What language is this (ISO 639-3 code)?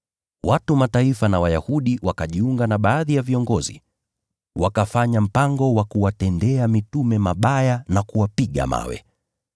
swa